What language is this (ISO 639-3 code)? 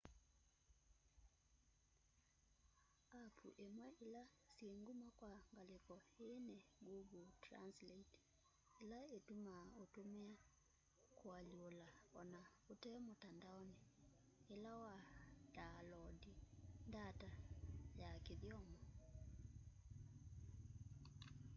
kam